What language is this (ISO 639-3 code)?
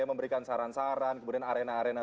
ind